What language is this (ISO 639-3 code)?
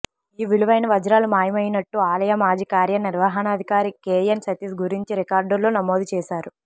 tel